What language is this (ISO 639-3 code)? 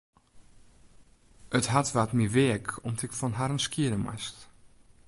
fry